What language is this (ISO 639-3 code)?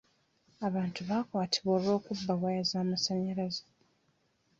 lug